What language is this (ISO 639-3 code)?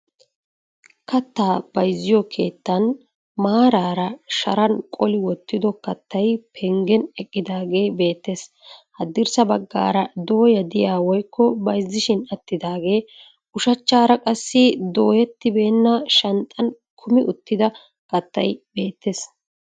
wal